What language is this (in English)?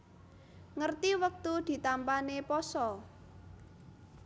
Javanese